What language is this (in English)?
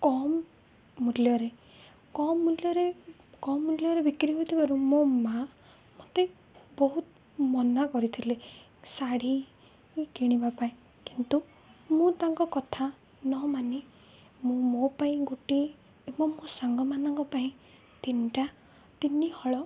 Odia